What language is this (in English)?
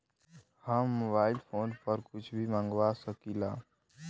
Bhojpuri